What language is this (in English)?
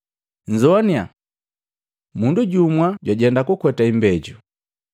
Matengo